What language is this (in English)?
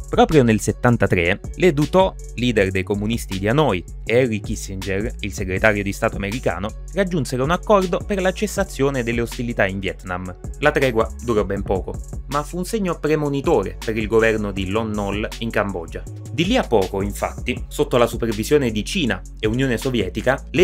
Italian